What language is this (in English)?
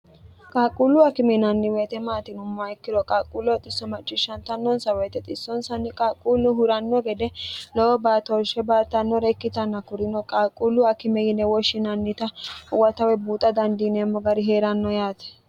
Sidamo